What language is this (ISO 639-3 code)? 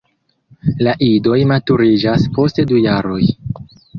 epo